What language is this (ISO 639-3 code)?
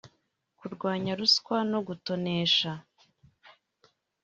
kin